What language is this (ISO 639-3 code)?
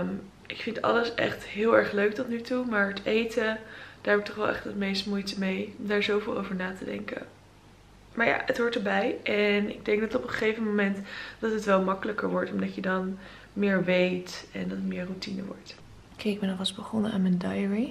nld